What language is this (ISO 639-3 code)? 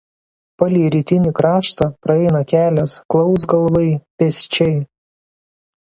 lit